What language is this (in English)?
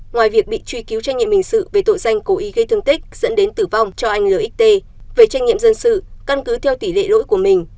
Vietnamese